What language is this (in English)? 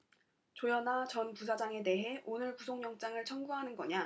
Korean